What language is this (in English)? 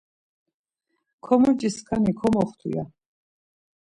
Laz